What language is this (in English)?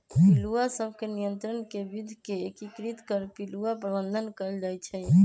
Magahi